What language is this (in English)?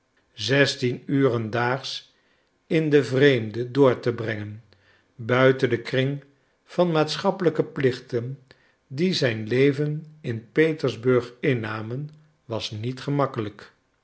Dutch